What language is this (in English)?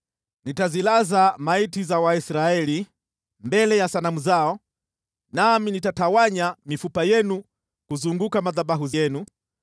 Swahili